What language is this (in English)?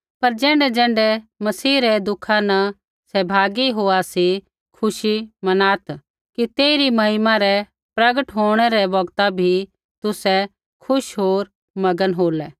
Kullu Pahari